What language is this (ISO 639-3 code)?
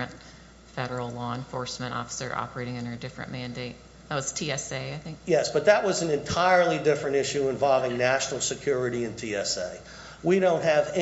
eng